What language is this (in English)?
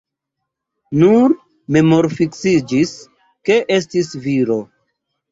Esperanto